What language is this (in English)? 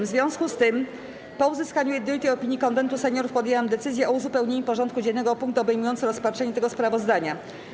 Polish